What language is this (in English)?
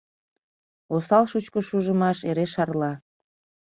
Mari